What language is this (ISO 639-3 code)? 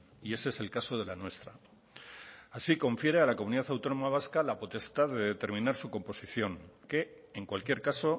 spa